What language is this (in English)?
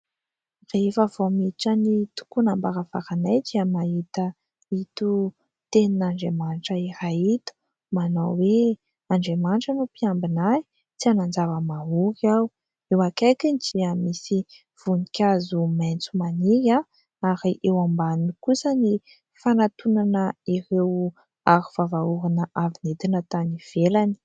Malagasy